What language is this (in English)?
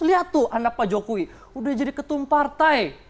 Indonesian